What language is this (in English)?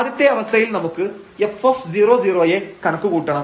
Malayalam